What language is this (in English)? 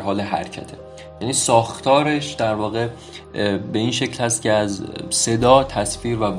Persian